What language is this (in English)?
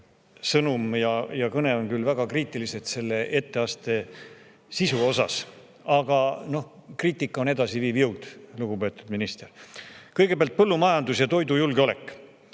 Estonian